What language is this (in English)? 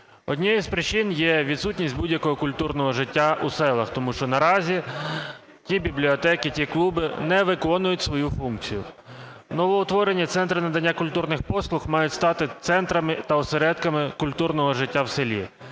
Ukrainian